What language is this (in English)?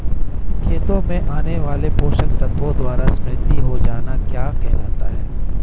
Hindi